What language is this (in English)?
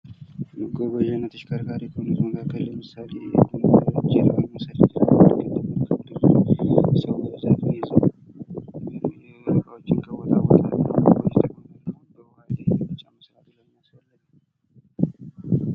Amharic